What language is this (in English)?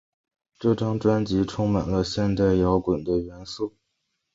Chinese